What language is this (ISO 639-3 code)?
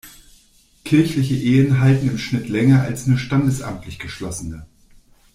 deu